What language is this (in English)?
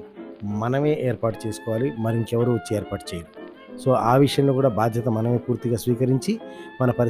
Telugu